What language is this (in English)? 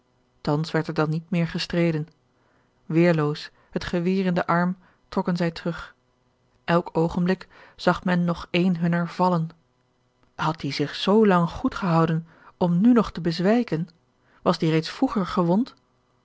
Dutch